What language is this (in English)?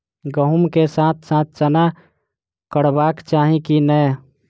Maithili